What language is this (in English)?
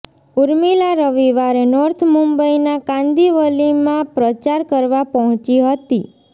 Gujarati